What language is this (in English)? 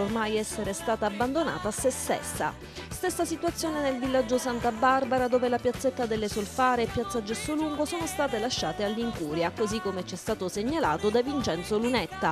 Italian